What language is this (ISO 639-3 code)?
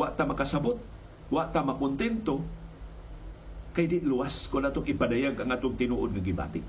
fil